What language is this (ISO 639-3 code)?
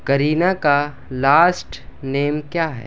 urd